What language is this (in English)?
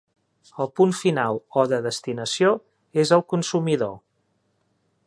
Catalan